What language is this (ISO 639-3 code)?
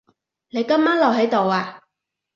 yue